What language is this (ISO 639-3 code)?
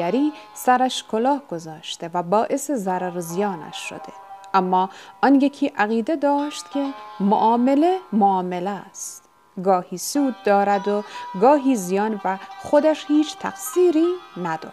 fas